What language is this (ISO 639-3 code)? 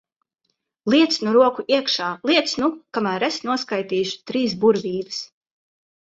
lav